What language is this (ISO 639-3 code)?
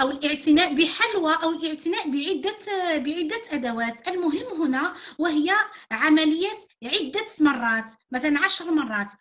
ara